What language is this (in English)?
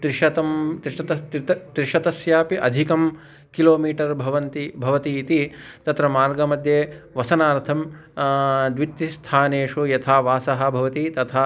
Sanskrit